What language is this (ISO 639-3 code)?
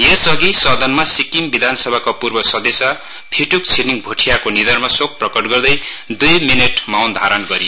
nep